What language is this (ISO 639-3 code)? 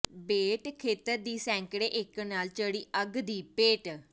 pan